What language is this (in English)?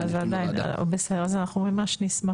Hebrew